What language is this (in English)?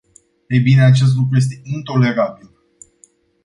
Romanian